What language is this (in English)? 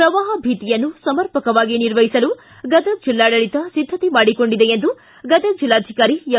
Kannada